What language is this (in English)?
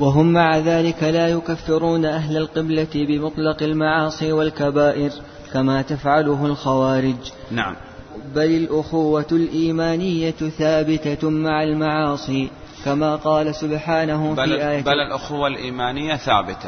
Arabic